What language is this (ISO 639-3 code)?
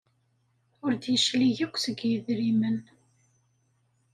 kab